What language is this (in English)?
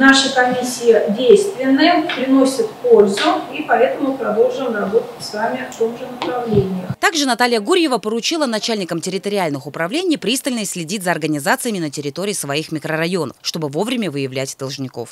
Russian